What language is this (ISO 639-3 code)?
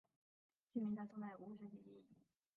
zho